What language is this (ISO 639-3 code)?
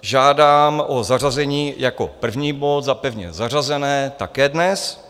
ces